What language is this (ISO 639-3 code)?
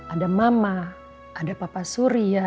ind